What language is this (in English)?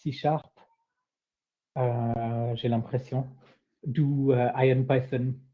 French